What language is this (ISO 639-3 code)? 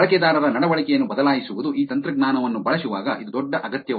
kan